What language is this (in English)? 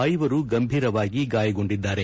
Kannada